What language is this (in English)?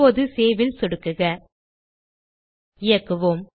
Tamil